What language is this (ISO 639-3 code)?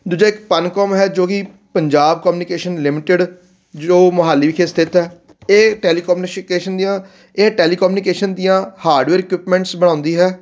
pan